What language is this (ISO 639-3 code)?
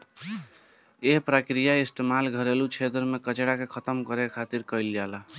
bho